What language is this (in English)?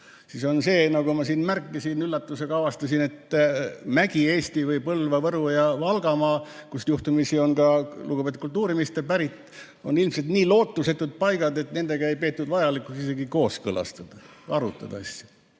Estonian